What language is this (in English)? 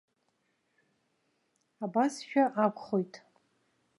Abkhazian